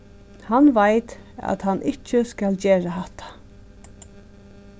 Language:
Faroese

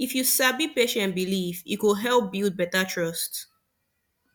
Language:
Nigerian Pidgin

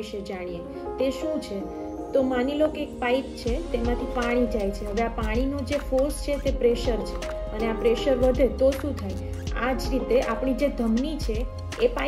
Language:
Hindi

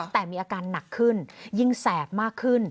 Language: Thai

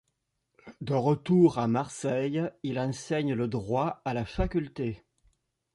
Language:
French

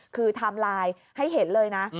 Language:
Thai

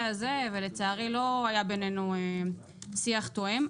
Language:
Hebrew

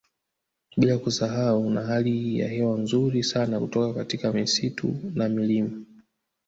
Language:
Swahili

